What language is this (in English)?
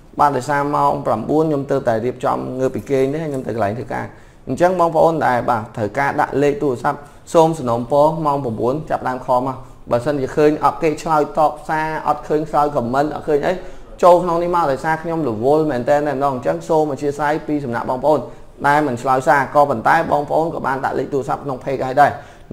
Vietnamese